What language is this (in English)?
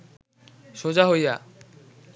Bangla